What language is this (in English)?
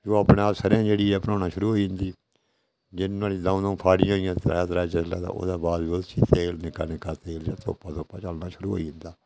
Dogri